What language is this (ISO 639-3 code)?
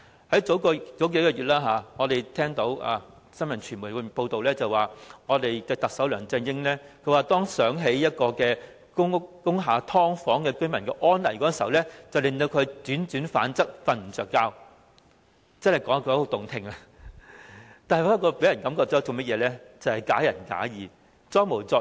yue